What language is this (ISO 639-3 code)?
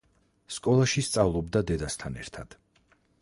kat